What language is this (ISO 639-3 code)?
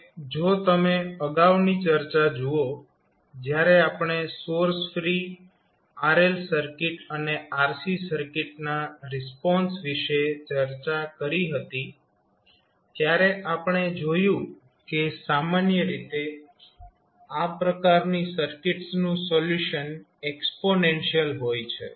guj